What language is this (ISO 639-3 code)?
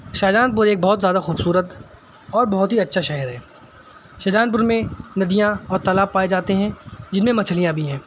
urd